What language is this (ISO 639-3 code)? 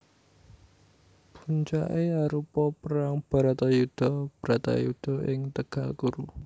jav